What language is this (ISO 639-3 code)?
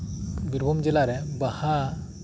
sat